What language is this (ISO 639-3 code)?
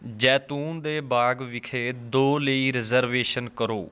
pan